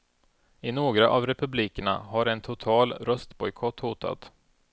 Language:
Swedish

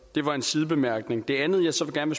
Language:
Danish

